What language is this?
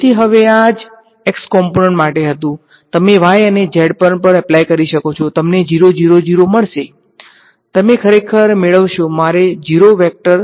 Gujarati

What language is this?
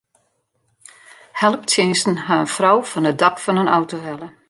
Western Frisian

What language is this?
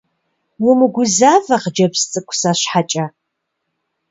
Kabardian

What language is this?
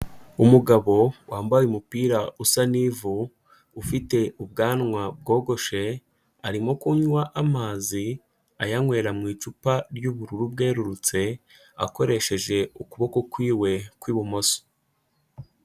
Kinyarwanda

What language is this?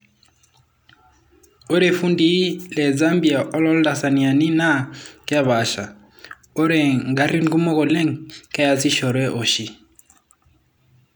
Masai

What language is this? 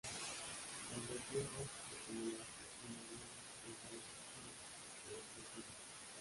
Spanish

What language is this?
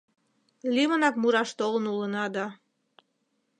Mari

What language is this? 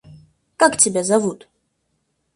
Russian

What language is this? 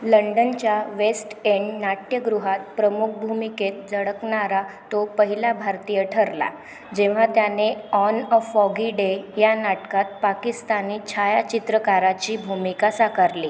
Marathi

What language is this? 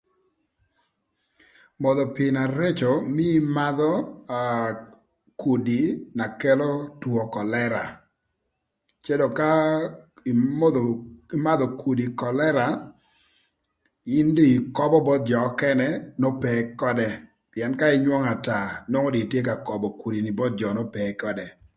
Thur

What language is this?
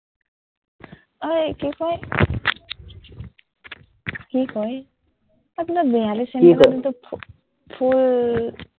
Assamese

